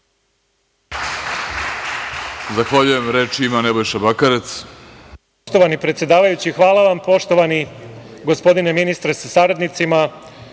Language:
Serbian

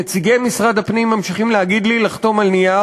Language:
Hebrew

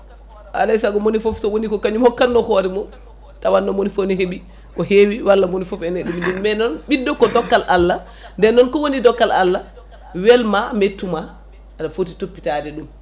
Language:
Fula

